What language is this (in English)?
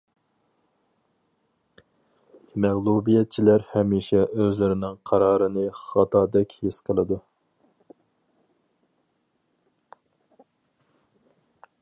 Uyghur